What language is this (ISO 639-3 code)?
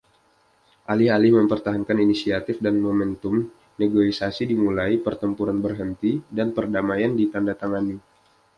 ind